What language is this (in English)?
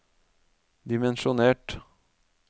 Norwegian